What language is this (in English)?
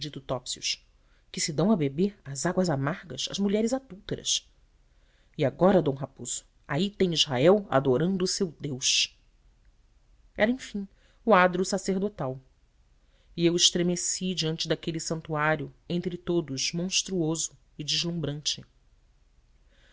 Portuguese